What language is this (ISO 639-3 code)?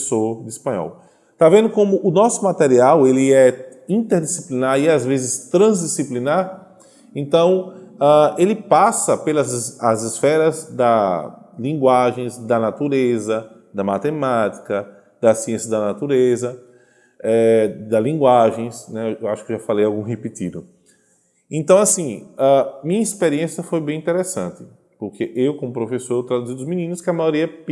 por